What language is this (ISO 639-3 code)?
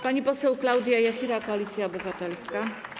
pol